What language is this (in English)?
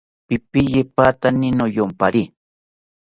South Ucayali Ashéninka